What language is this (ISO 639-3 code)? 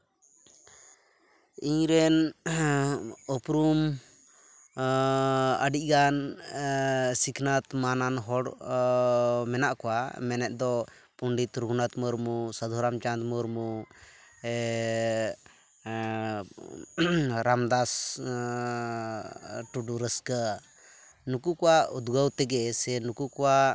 sat